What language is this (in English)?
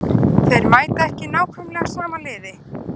Icelandic